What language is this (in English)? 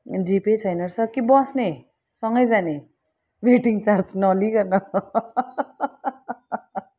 Nepali